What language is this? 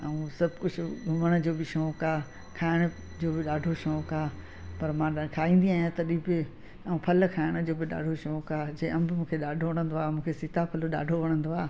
Sindhi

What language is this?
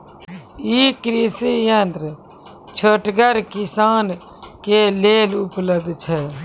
Maithili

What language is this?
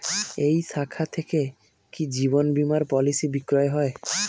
Bangla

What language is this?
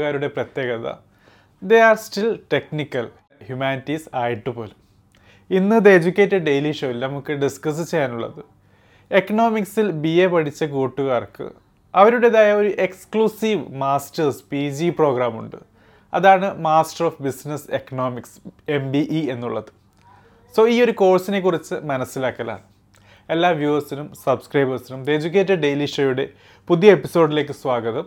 Malayalam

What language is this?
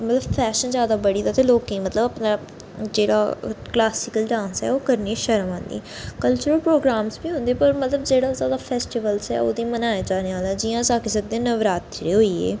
Dogri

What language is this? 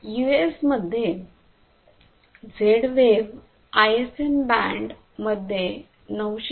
Marathi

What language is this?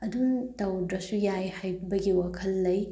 Manipuri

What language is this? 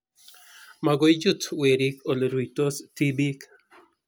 Kalenjin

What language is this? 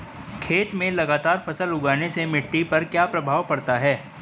Hindi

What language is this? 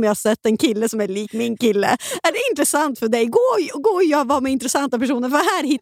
Swedish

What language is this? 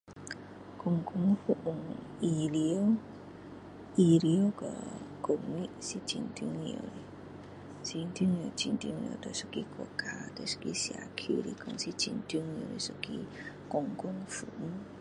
Min Dong Chinese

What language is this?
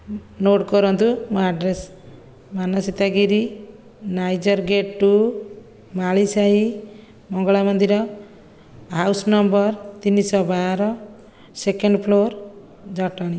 Odia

